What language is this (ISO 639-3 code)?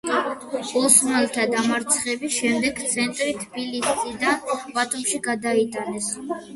kat